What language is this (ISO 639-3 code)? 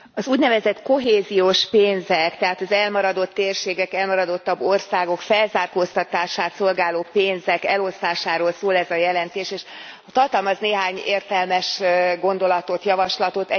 hun